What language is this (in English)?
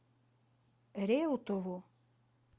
Russian